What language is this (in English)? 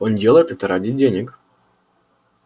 Russian